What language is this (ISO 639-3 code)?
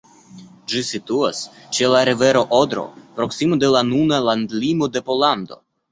epo